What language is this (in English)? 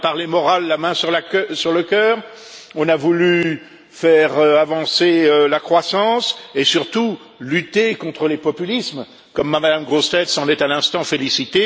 French